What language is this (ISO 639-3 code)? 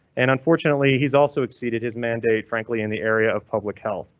eng